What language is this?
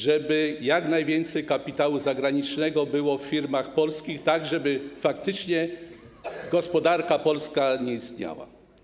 Polish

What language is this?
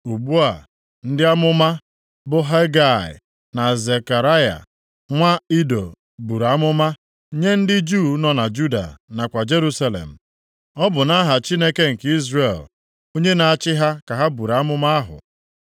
Igbo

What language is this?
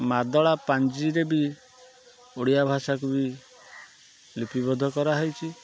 Odia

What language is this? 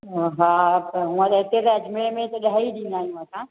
Sindhi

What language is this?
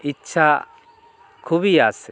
Bangla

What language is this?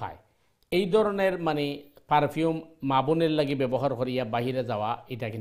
Arabic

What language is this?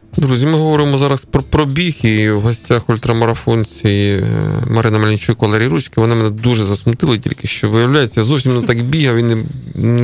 Ukrainian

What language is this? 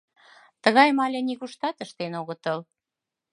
Mari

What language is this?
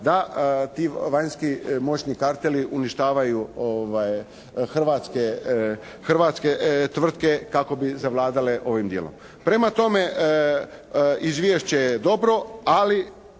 Croatian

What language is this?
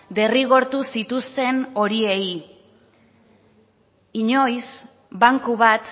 Basque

